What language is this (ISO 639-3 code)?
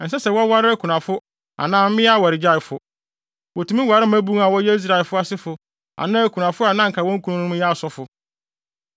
aka